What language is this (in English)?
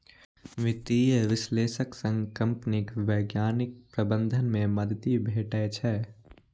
Maithili